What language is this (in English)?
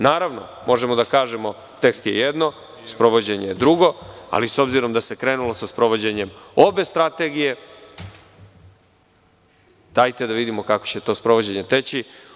Serbian